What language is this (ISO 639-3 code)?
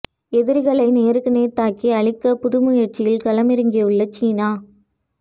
tam